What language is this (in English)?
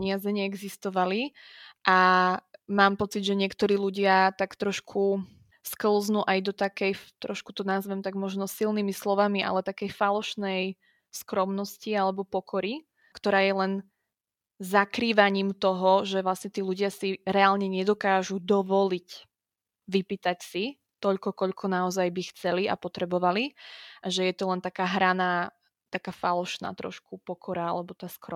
Slovak